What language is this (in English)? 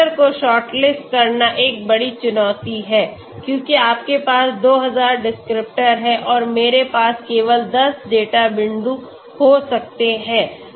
Hindi